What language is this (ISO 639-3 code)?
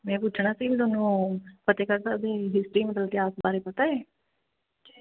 pan